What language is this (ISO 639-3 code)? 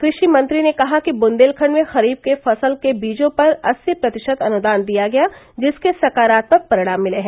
hin